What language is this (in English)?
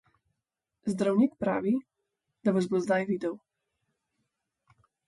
Slovenian